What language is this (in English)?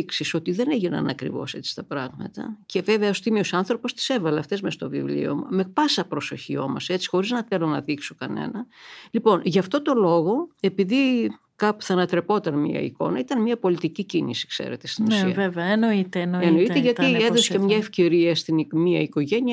Greek